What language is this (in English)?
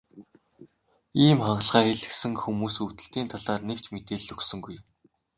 Mongolian